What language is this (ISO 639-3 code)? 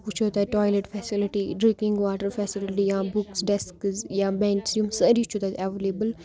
kas